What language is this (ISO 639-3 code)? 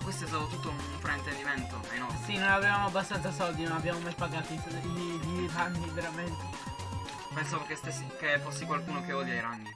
ita